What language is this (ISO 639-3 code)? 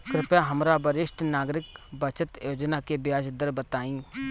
bho